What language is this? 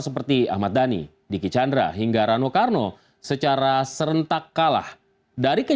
Indonesian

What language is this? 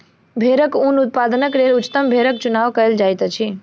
Maithili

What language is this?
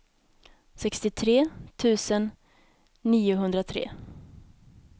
Swedish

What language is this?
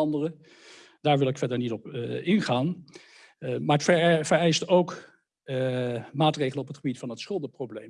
Dutch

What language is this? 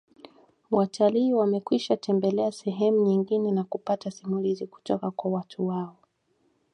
Swahili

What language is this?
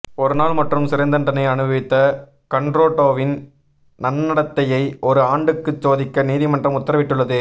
Tamil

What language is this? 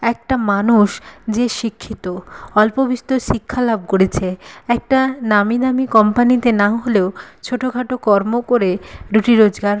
Bangla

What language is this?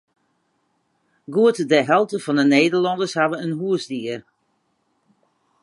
Western Frisian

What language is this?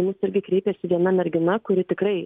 Lithuanian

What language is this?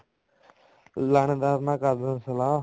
Punjabi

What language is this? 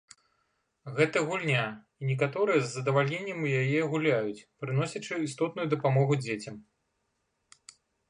Belarusian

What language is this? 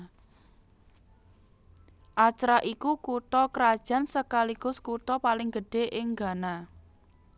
Javanese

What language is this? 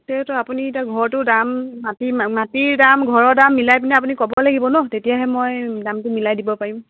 Assamese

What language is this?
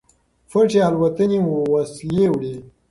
Pashto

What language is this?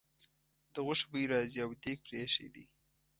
Pashto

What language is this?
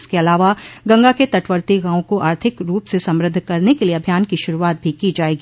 Hindi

